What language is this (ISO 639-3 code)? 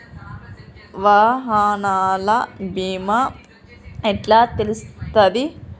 tel